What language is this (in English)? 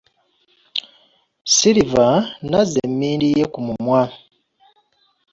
Ganda